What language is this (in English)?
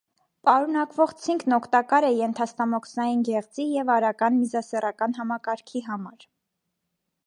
Armenian